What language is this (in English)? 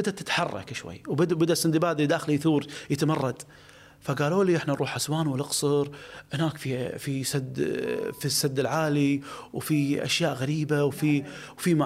Arabic